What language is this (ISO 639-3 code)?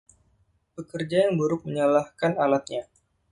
ind